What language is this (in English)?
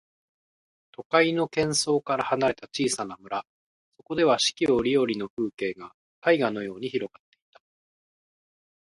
Japanese